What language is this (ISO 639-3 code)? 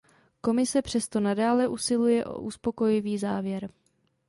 ces